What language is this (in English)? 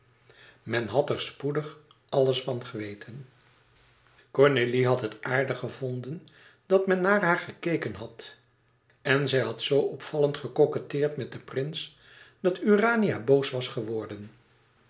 Dutch